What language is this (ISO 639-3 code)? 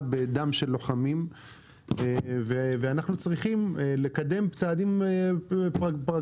heb